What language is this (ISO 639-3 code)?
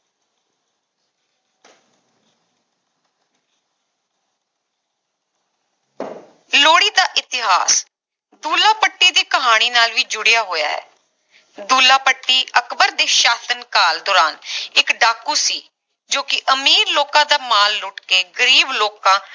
pan